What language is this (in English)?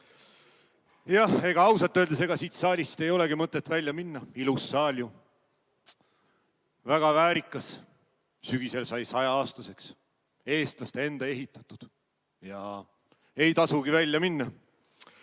Estonian